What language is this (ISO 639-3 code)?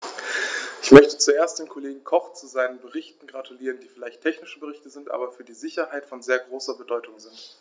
deu